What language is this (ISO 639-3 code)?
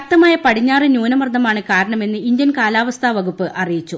mal